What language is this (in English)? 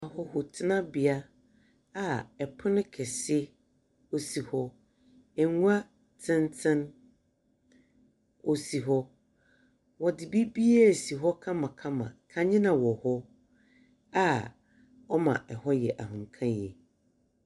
Akan